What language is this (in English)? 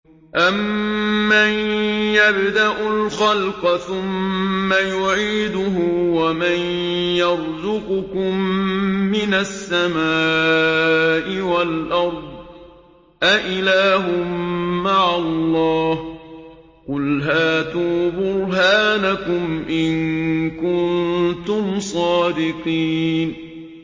Arabic